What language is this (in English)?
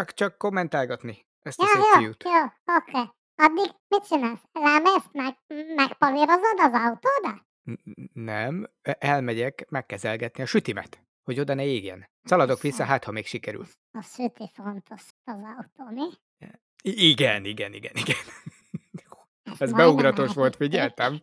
Hungarian